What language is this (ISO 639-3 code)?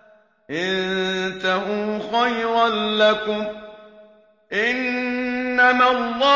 ara